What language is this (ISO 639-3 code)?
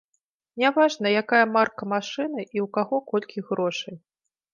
bel